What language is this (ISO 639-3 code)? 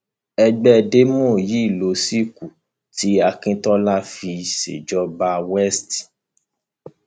yor